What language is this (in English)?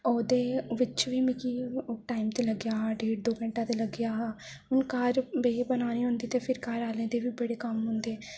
Dogri